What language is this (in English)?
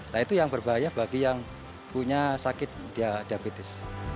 Indonesian